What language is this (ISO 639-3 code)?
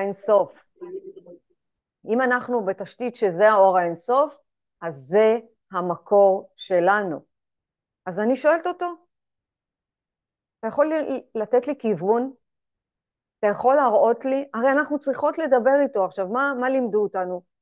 heb